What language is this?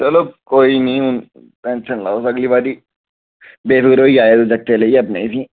Dogri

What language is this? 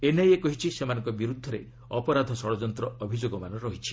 Odia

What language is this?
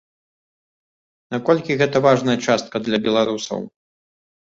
Belarusian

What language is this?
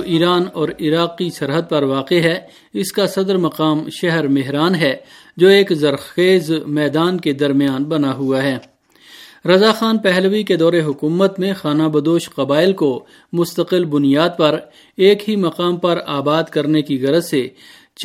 Urdu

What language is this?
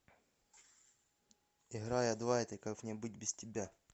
Russian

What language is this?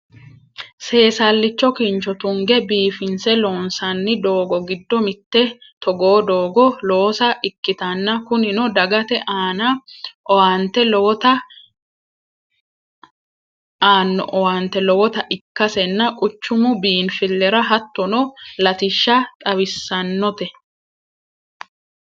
Sidamo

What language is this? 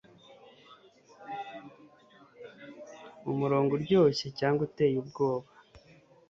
Kinyarwanda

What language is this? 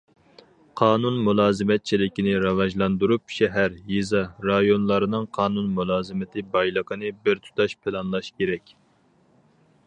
Uyghur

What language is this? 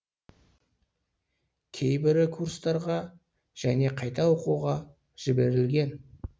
Kazakh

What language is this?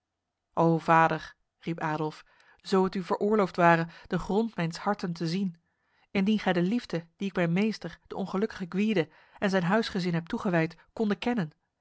Dutch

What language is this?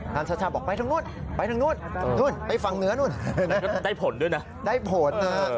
Thai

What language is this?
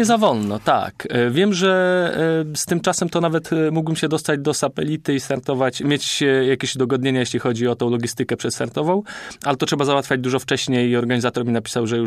Polish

